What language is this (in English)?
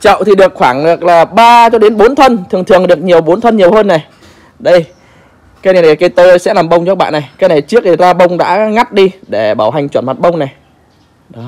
Vietnamese